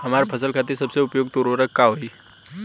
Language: Bhojpuri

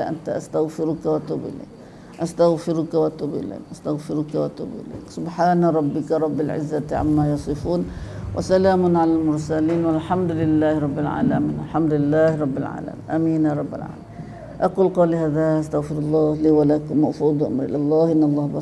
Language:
Malay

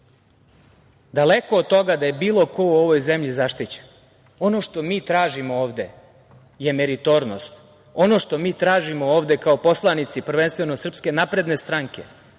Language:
Serbian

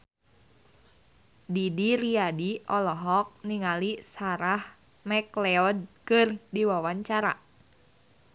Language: Sundanese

